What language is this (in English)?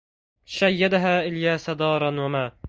Arabic